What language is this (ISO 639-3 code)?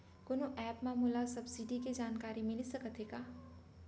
hne